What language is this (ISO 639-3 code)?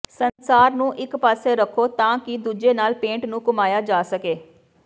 pan